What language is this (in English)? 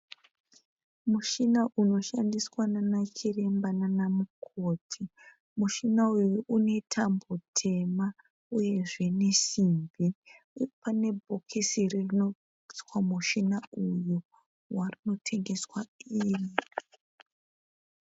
Shona